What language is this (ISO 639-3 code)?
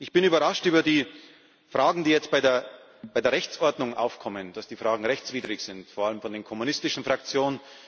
deu